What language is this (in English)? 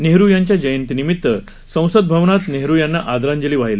Marathi